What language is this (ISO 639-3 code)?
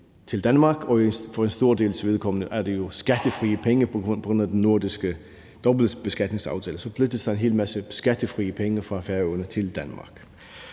dan